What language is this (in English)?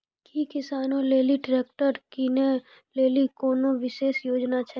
Maithili